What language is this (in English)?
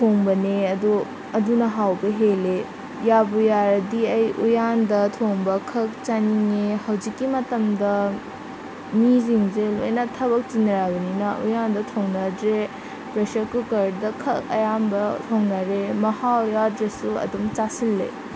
Manipuri